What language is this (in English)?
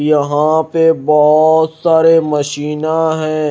Hindi